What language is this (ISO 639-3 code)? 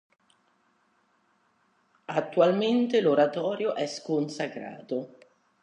ita